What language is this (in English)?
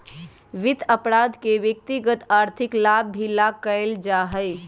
Magahi